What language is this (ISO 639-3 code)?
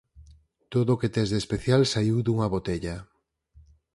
glg